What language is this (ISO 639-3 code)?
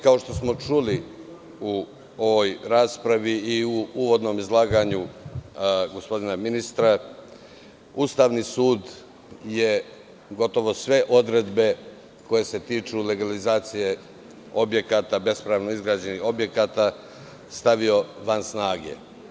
srp